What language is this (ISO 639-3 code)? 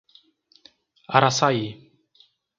por